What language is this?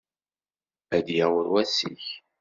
Kabyle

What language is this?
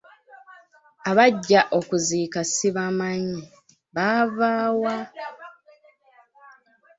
Ganda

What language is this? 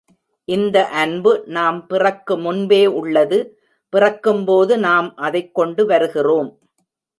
Tamil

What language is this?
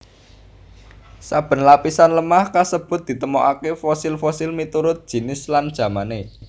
Javanese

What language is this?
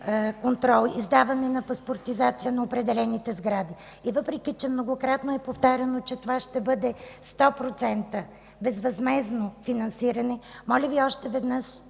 Bulgarian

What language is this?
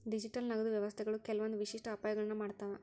Kannada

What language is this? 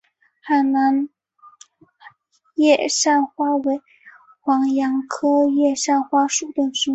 Chinese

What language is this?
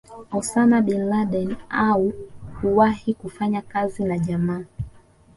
Swahili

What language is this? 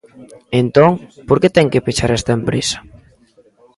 Galician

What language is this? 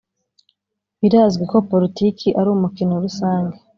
Kinyarwanda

